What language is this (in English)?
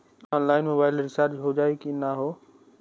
Bhojpuri